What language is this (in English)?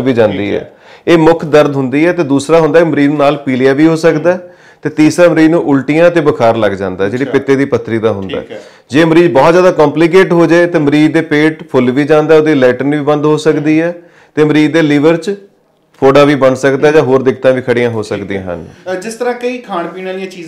Hindi